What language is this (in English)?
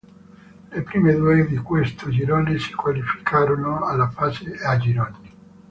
Italian